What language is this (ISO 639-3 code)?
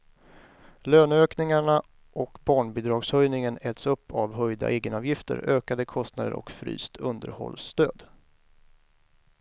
swe